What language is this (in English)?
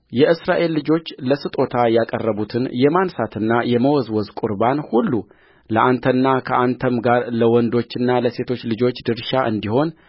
Amharic